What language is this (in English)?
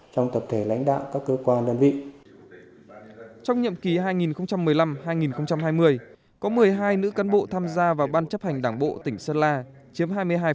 Vietnamese